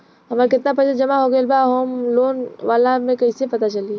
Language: Bhojpuri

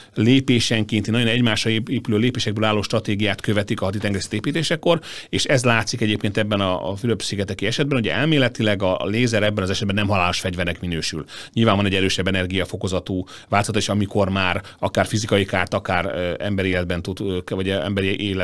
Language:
Hungarian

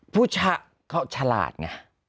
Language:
Thai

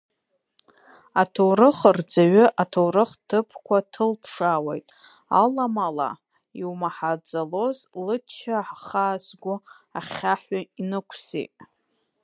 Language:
Abkhazian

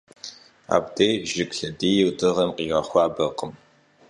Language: Kabardian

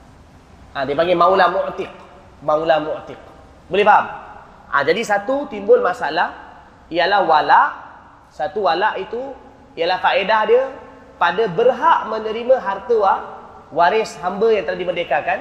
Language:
Malay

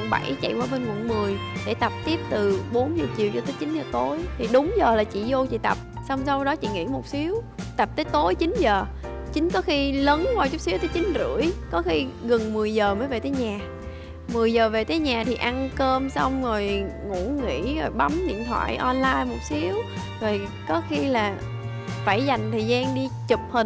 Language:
Vietnamese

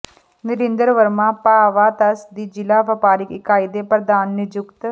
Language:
Punjabi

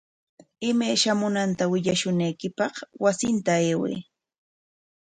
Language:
Corongo Ancash Quechua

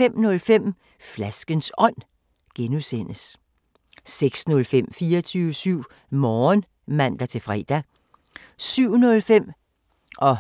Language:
Danish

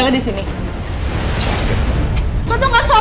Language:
Indonesian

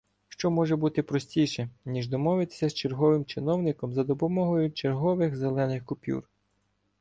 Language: Ukrainian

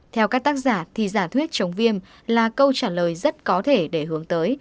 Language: Vietnamese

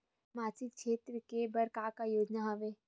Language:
Chhattisgarhi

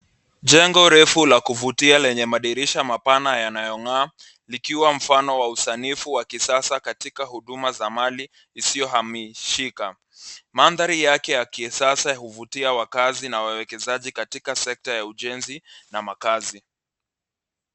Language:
Swahili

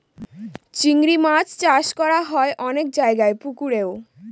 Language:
Bangla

